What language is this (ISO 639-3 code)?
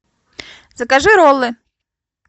rus